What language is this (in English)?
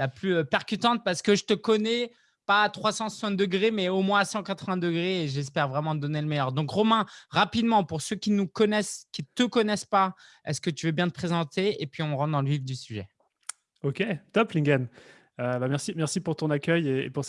French